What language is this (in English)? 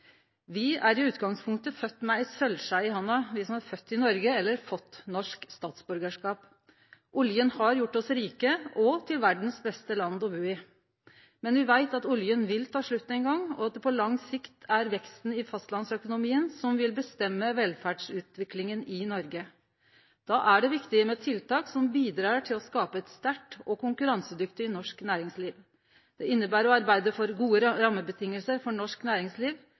Norwegian Nynorsk